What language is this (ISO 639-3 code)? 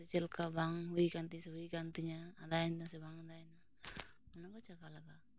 sat